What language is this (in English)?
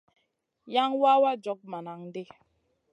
Masana